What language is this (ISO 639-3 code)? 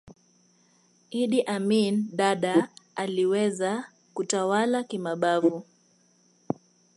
swa